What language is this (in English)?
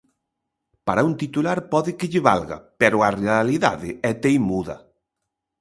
Galician